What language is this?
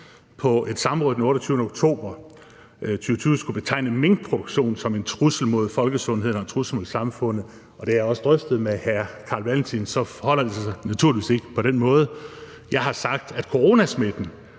Danish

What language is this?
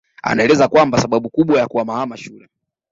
Swahili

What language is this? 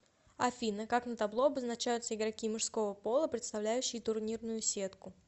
Russian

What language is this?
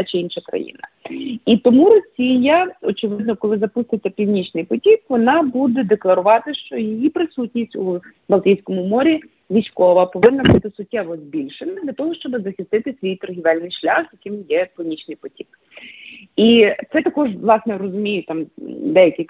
Ukrainian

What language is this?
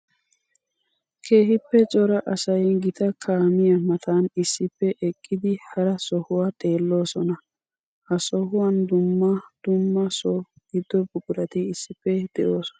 Wolaytta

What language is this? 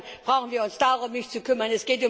German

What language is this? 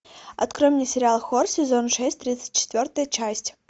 Russian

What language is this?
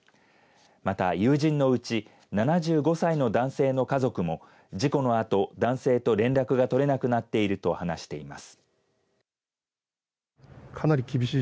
Japanese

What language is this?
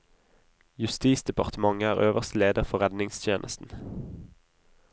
Norwegian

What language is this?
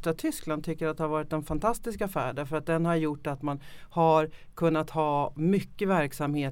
Swedish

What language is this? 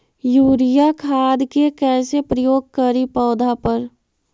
Magahi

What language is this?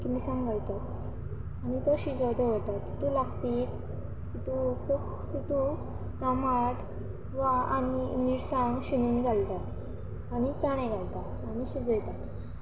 Konkani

